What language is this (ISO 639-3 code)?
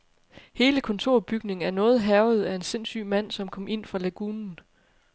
dan